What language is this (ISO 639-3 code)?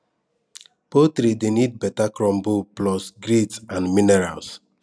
pcm